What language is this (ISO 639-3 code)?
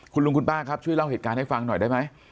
tha